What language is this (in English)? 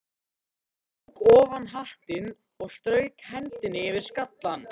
Icelandic